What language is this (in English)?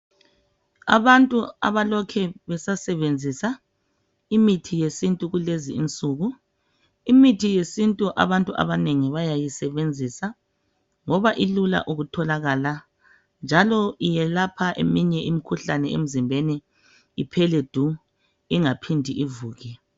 North Ndebele